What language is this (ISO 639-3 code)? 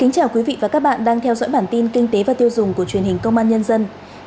vie